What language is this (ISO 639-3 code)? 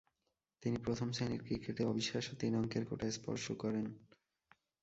ben